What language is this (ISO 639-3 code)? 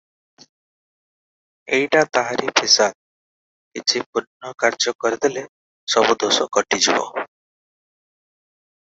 ori